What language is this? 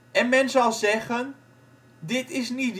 Dutch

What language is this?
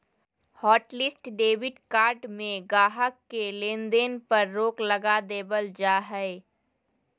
Magahi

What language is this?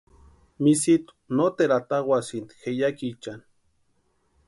Western Highland Purepecha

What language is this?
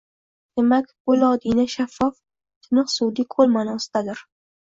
Uzbek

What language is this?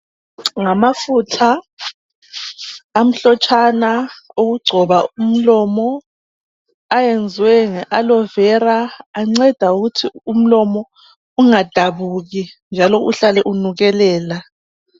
North Ndebele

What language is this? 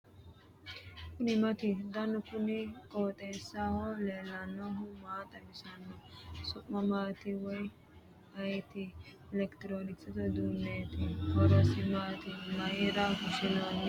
Sidamo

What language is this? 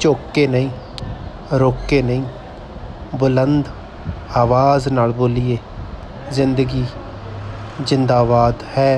Punjabi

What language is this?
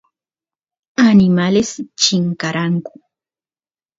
Santiago del Estero Quichua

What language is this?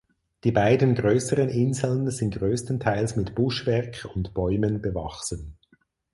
German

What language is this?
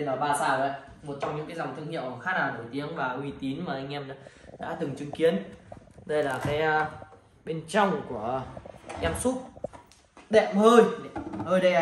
Vietnamese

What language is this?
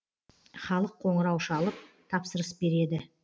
Kazakh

